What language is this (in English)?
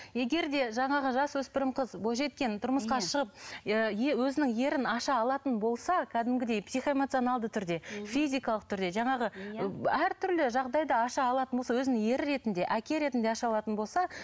Kazakh